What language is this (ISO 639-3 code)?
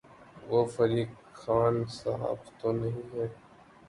urd